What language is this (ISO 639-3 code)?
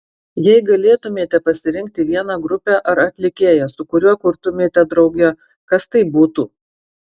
lit